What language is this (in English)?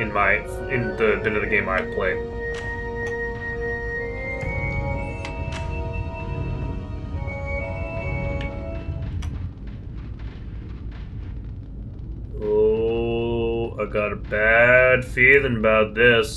English